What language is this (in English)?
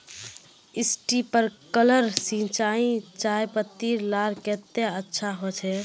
Magahi